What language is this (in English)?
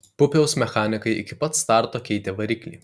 Lithuanian